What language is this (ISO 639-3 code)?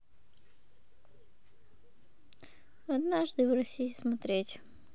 rus